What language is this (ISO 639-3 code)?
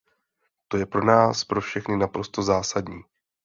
ces